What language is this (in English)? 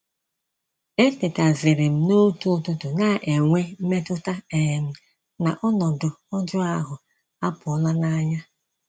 Igbo